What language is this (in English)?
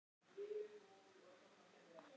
Icelandic